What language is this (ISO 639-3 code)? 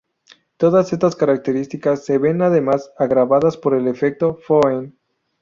spa